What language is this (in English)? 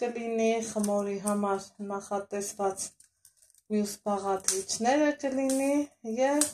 Turkish